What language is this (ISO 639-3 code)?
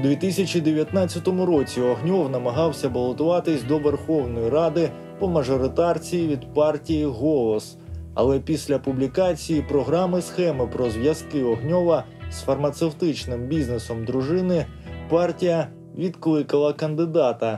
ukr